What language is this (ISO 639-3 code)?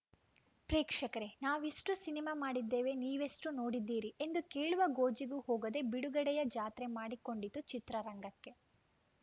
kan